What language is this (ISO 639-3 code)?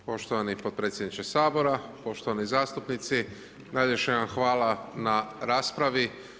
hrv